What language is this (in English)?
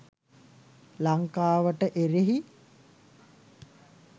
Sinhala